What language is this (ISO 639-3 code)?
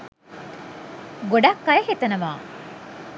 sin